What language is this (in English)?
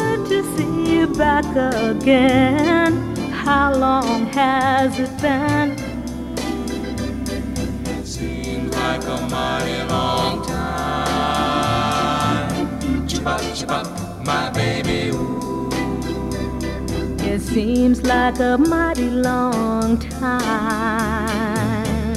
Bulgarian